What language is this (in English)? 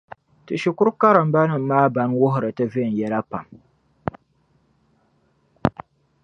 Dagbani